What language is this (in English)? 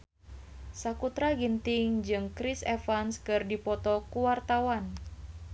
Sundanese